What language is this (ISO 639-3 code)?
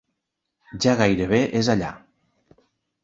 cat